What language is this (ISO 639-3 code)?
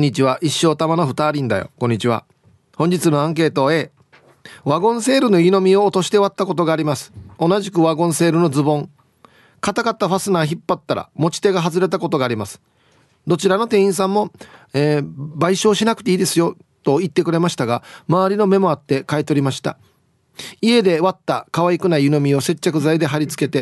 jpn